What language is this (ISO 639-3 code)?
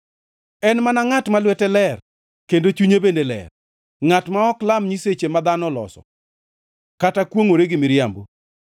luo